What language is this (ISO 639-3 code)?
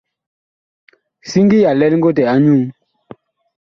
bkh